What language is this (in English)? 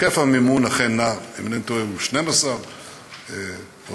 Hebrew